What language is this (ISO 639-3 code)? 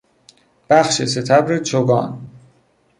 fas